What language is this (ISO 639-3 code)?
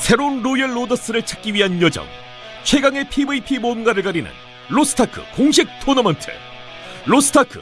kor